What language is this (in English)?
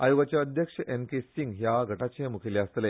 Konkani